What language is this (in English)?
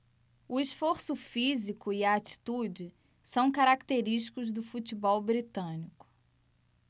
Portuguese